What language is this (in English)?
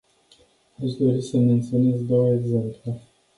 Romanian